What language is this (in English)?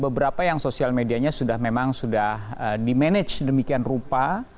Indonesian